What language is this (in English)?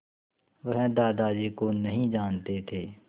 Hindi